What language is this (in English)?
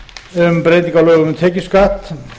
Icelandic